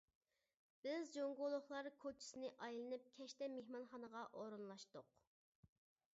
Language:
Uyghur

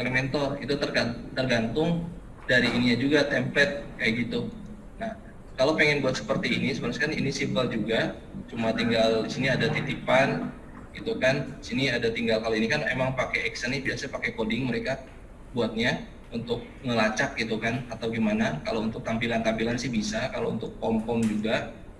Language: Indonesian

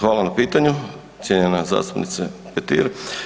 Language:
Croatian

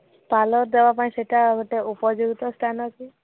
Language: Odia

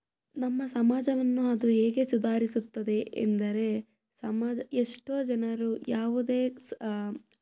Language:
Kannada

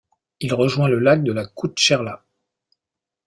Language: French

